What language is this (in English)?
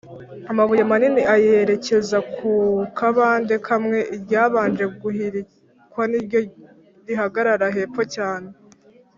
Kinyarwanda